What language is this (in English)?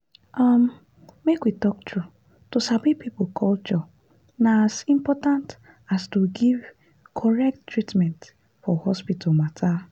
Nigerian Pidgin